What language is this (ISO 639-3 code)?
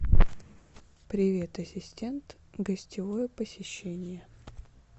rus